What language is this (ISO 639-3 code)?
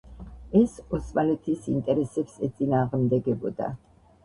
kat